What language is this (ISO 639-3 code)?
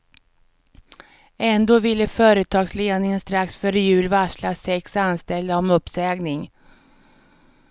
swe